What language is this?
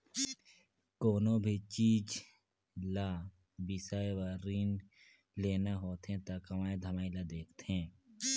Chhattisgarhi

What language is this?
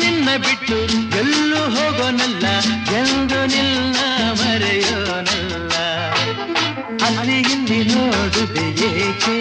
Kannada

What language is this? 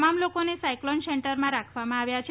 Gujarati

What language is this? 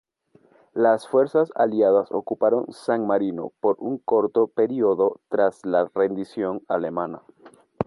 Spanish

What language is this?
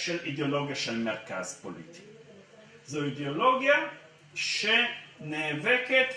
Hebrew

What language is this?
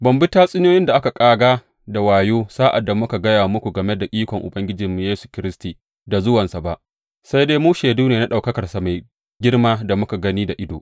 Hausa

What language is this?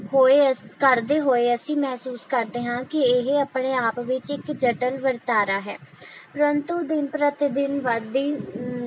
Punjabi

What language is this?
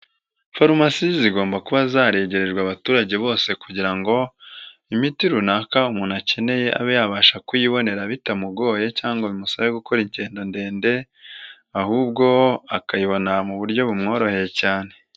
Kinyarwanda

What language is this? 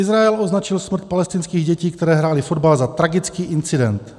Czech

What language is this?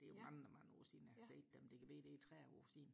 Danish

